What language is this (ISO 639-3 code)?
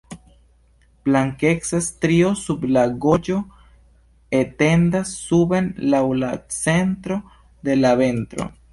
epo